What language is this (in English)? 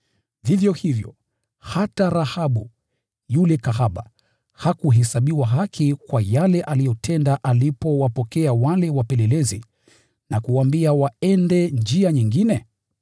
Swahili